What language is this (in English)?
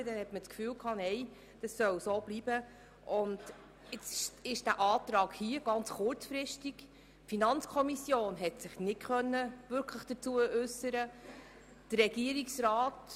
Swiss German